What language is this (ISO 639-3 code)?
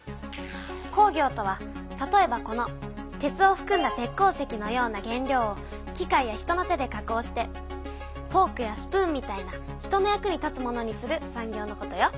jpn